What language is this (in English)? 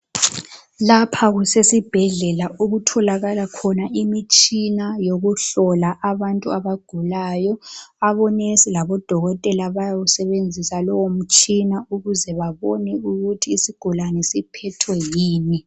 North Ndebele